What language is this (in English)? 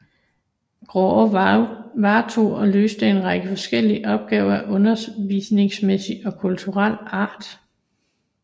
Danish